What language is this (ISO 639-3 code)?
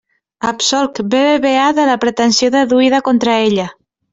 cat